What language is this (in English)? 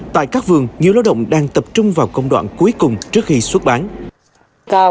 Vietnamese